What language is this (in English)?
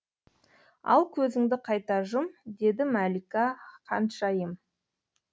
Kazakh